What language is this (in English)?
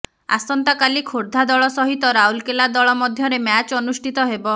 Odia